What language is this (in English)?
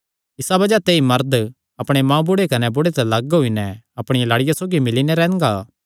Kangri